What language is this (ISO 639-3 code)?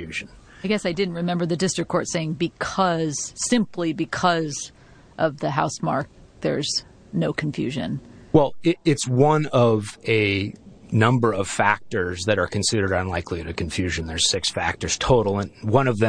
eng